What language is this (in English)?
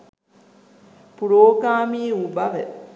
Sinhala